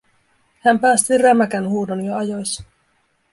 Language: Finnish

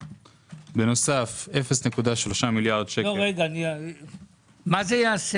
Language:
Hebrew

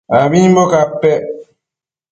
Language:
Matsés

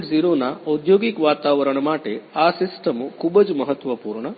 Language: Gujarati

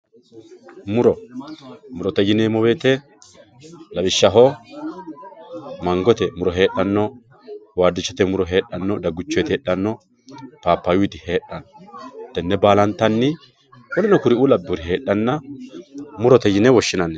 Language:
Sidamo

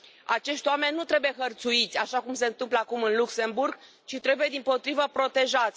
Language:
Romanian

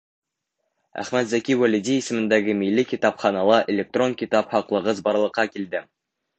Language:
Bashkir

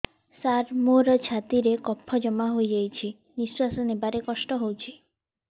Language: Odia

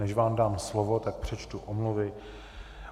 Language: Czech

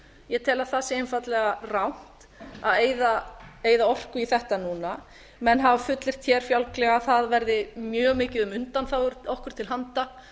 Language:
Icelandic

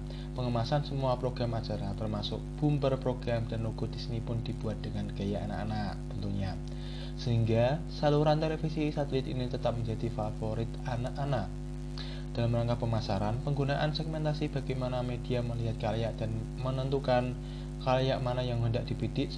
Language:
Indonesian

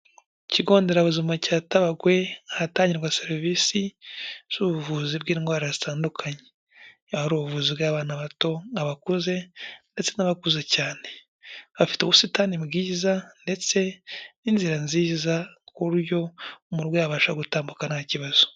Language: Kinyarwanda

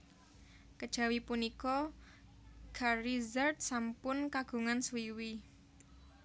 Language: Javanese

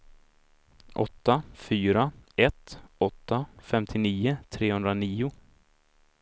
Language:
Swedish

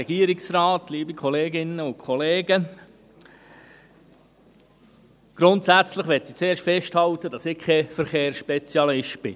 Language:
Swiss German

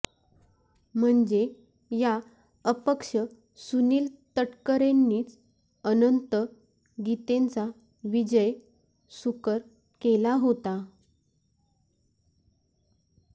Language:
Marathi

